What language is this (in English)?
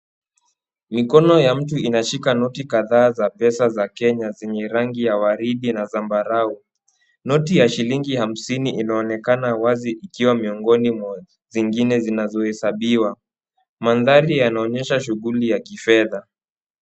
Swahili